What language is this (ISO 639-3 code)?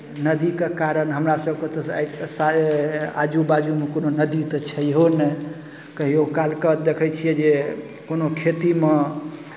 mai